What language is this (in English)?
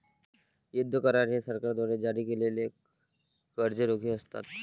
Marathi